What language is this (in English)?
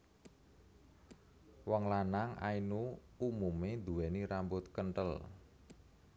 Javanese